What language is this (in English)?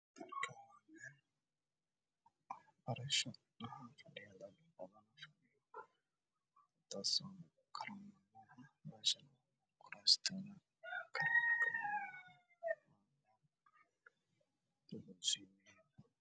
Somali